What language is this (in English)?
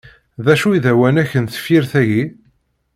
Kabyle